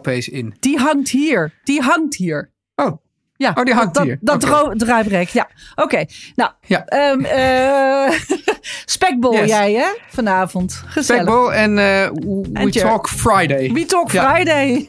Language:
Dutch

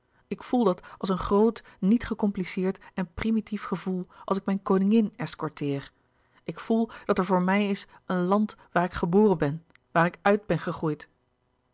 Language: Dutch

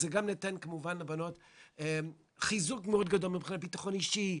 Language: Hebrew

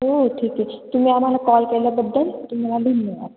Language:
Marathi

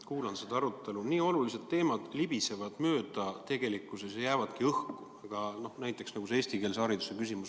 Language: Estonian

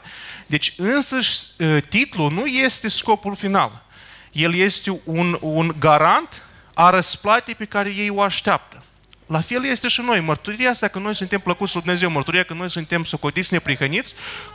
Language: Romanian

